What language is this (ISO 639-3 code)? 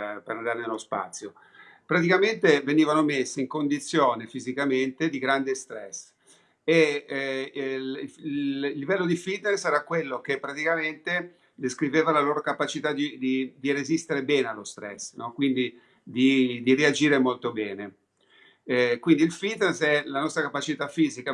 ita